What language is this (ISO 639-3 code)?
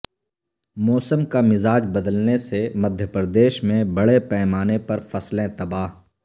urd